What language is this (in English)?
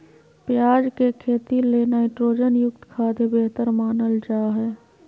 Magahi